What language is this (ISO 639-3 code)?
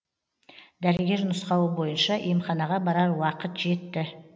kaz